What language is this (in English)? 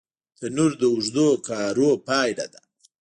Pashto